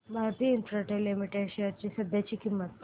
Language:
Marathi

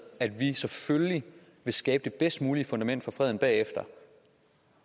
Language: Danish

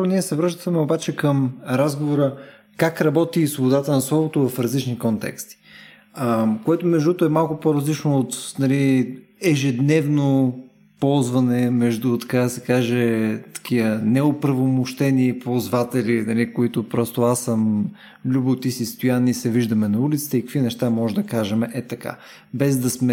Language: Bulgarian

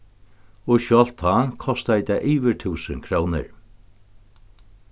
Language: Faroese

